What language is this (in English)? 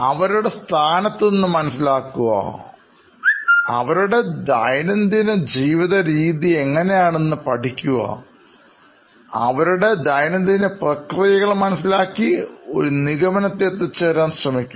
Malayalam